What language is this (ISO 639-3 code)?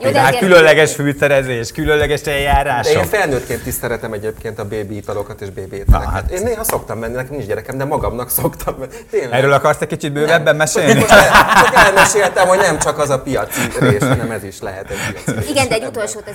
hun